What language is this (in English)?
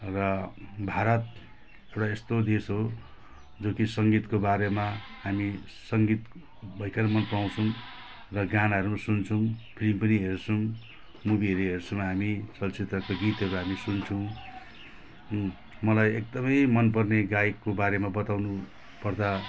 Nepali